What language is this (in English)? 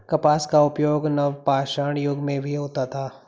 Hindi